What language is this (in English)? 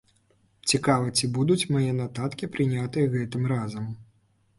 Belarusian